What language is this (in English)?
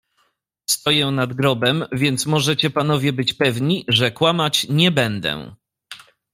Polish